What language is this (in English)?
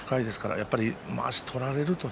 Japanese